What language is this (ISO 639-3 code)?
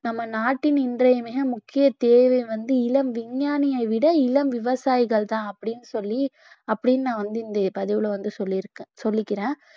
tam